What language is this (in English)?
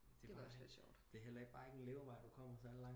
Danish